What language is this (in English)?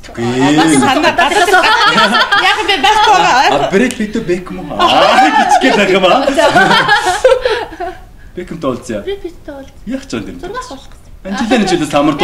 Bulgarian